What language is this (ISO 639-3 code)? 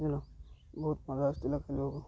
ori